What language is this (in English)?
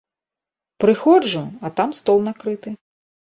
Belarusian